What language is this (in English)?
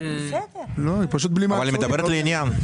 Hebrew